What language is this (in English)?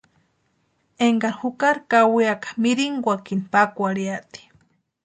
Western Highland Purepecha